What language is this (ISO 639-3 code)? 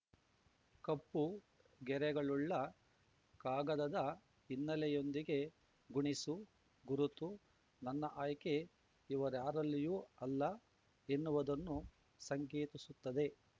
kan